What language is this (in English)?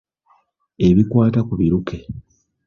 Ganda